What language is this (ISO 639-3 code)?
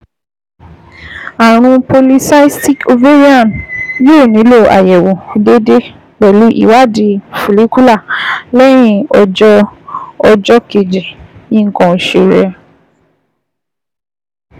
yor